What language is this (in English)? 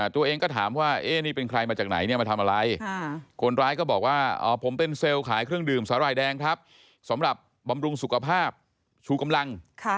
Thai